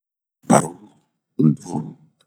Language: Bomu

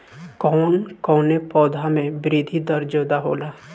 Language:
Bhojpuri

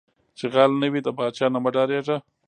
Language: Pashto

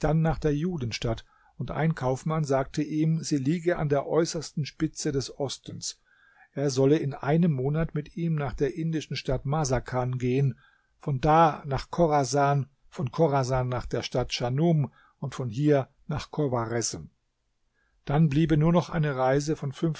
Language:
German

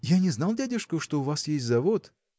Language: Russian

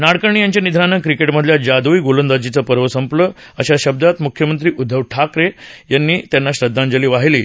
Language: Marathi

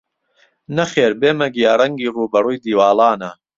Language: Central Kurdish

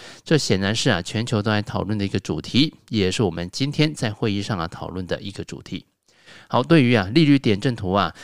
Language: Chinese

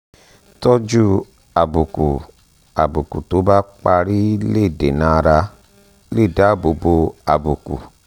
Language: Yoruba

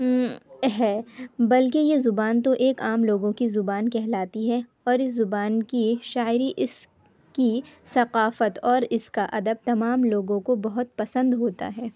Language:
Urdu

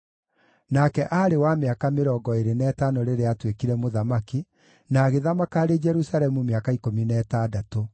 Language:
Kikuyu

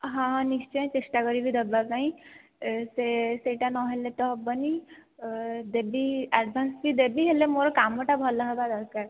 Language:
Odia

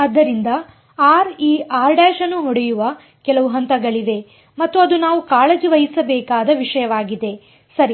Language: Kannada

